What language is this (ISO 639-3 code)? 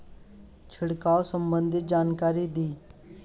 bho